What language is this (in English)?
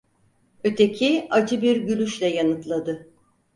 Turkish